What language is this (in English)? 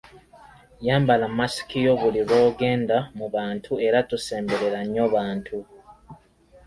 Ganda